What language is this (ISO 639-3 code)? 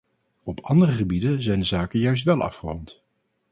nld